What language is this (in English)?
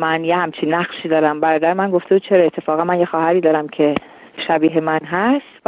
Persian